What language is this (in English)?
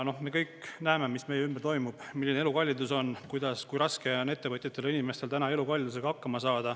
Estonian